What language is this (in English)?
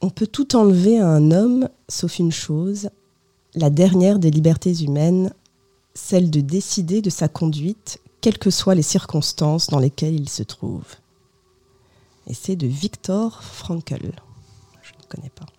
French